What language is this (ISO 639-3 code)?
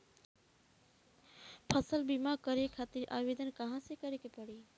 bho